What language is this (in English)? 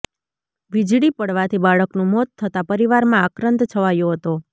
Gujarati